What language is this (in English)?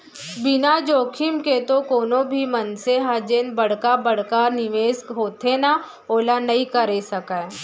Chhattisgarhi